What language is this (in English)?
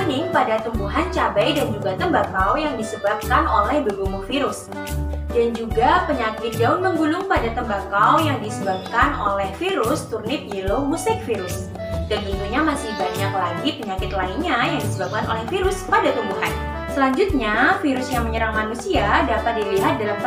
Indonesian